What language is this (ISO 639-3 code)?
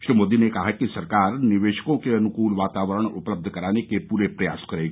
hin